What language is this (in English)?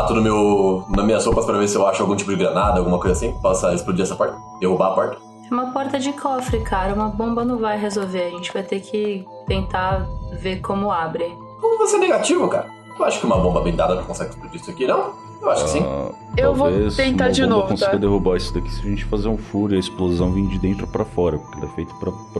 Portuguese